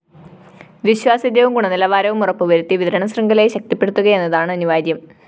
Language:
Malayalam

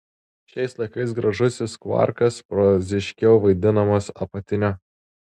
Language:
Lithuanian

